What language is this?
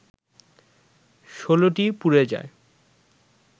Bangla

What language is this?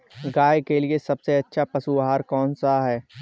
Hindi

